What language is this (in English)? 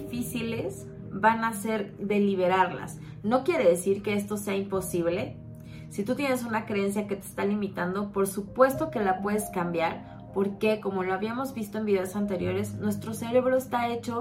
Spanish